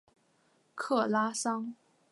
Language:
Chinese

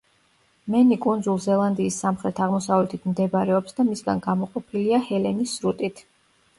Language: Georgian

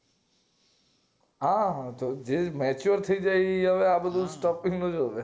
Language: Gujarati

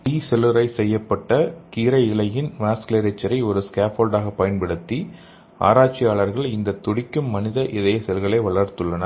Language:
Tamil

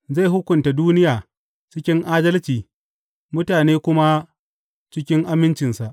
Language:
Hausa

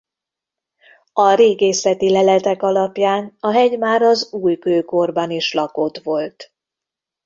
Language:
Hungarian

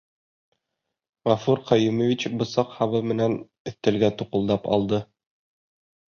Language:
Bashkir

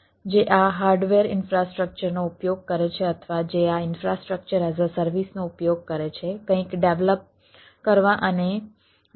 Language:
Gujarati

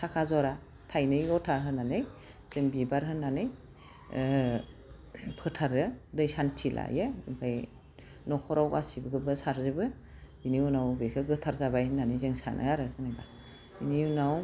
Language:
Bodo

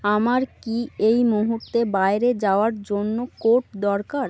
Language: Bangla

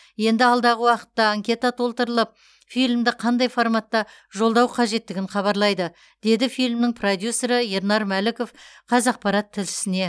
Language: Kazakh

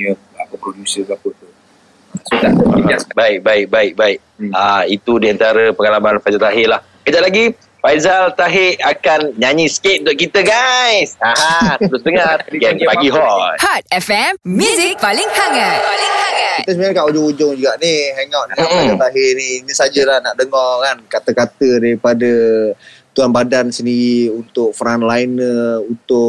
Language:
Malay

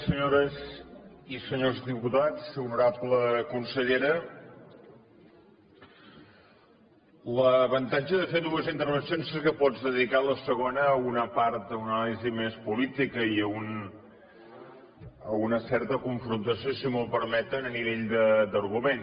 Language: Catalan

